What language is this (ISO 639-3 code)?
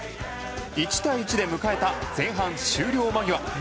jpn